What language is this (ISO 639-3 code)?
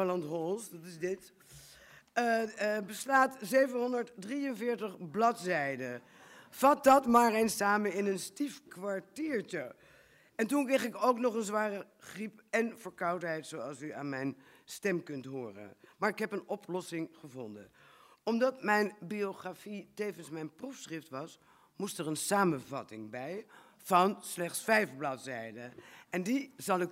nld